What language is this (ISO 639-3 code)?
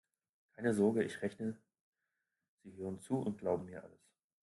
deu